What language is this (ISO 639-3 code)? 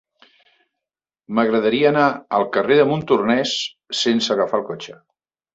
cat